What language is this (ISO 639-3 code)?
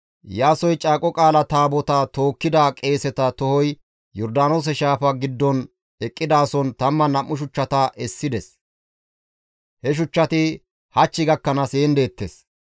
gmv